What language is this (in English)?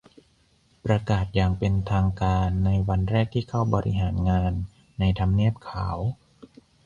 Thai